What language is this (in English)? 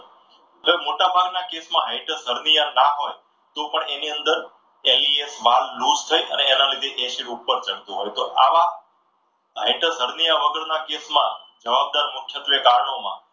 Gujarati